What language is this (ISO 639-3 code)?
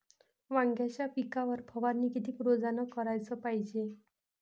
mar